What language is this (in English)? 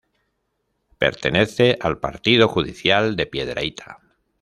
Spanish